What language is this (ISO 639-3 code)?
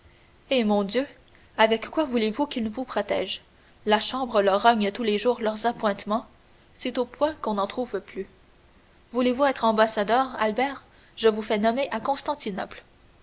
fra